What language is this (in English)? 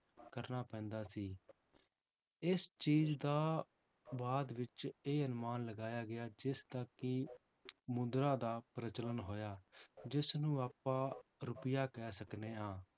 Punjabi